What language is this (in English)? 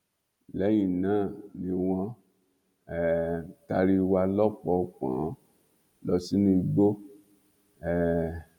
Yoruba